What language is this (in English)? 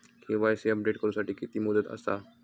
Marathi